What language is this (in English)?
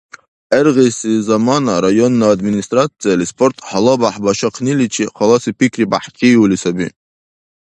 Dargwa